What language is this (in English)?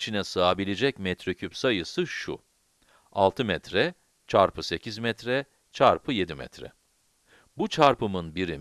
Turkish